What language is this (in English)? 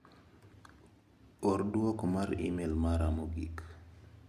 Luo (Kenya and Tanzania)